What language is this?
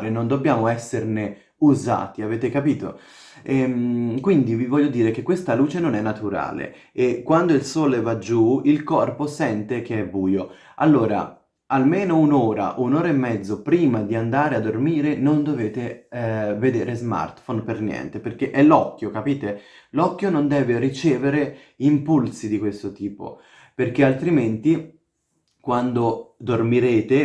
Italian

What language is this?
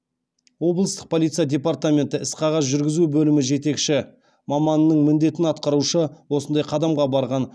Kazakh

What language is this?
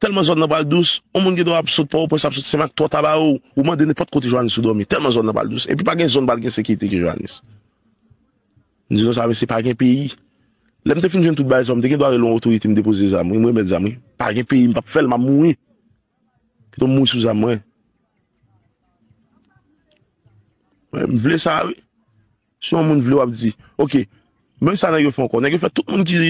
French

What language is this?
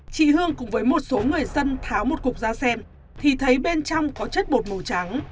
Vietnamese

